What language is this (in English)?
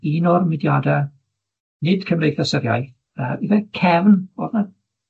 Welsh